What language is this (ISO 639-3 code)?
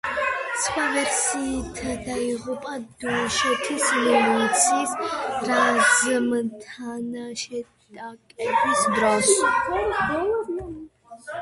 kat